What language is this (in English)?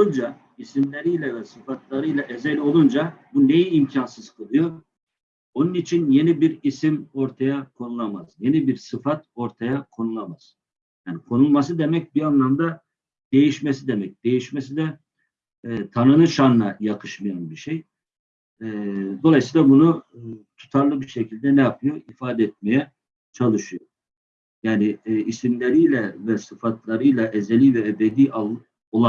Turkish